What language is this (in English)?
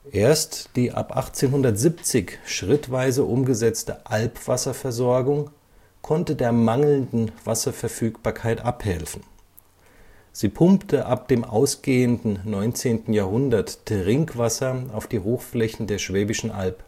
German